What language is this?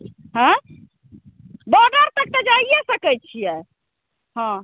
Maithili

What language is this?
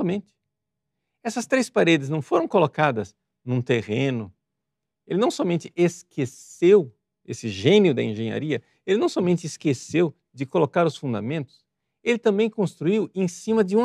Portuguese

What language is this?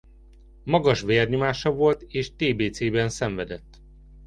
Hungarian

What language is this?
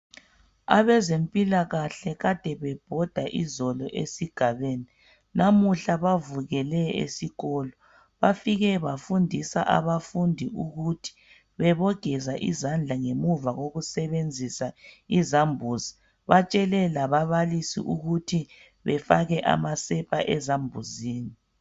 North Ndebele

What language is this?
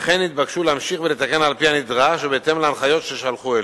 Hebrew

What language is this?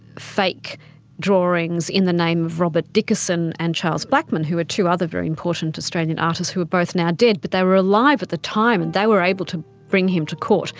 English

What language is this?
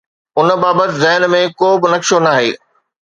Sindhi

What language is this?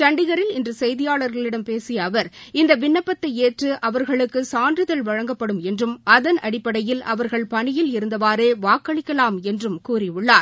Tamil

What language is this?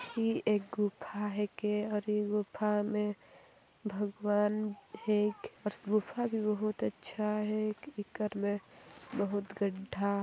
Sadri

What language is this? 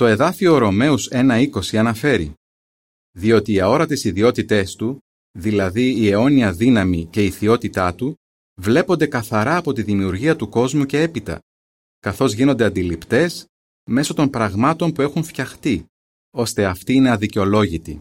Greek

